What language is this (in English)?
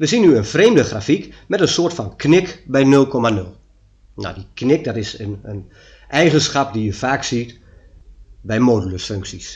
Dutch